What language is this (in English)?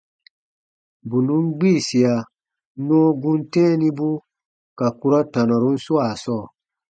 Baatonum